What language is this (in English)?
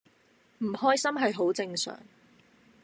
Cantonese